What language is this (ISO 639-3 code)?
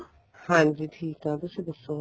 pan